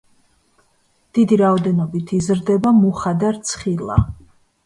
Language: Georgian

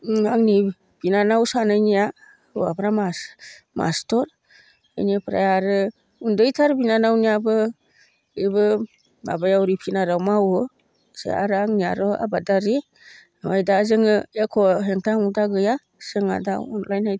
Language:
Bodo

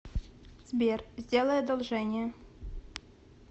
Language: Russian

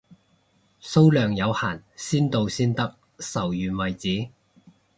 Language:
Cantonese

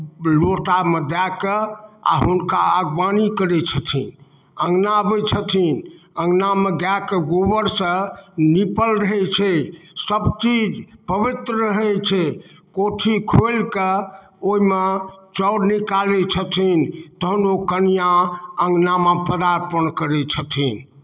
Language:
Maithili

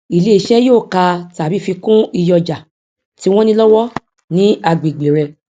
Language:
Yoruba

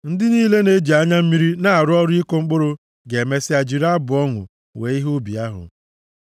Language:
Igbo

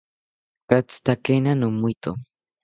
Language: South Ucayali Ashéninka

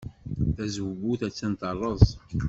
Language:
Kabyle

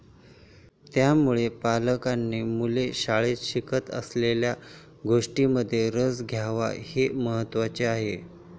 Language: Marathi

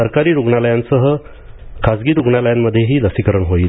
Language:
Marathi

